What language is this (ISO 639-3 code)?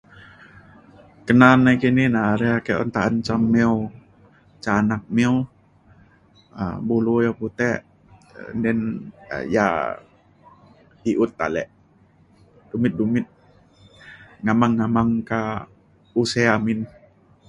xkl